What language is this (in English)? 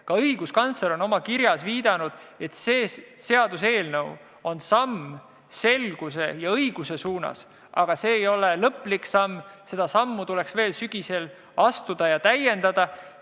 Estonian